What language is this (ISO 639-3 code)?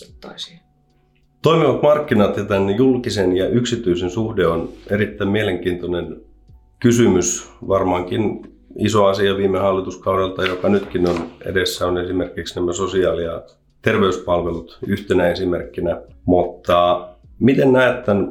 fin